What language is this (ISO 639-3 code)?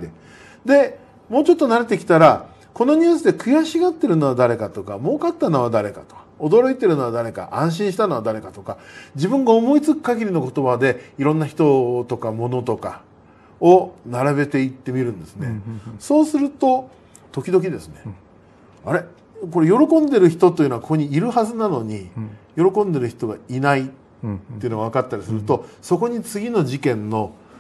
jpn